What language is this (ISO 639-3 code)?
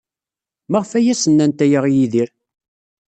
kab